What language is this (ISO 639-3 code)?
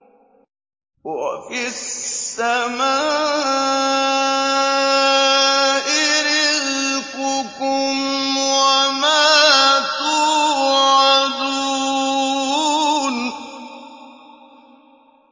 ara